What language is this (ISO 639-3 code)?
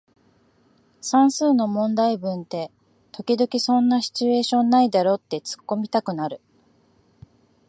jpn